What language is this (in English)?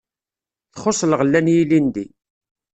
Kabyle